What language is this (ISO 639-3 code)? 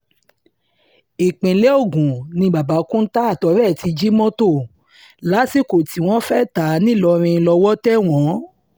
yor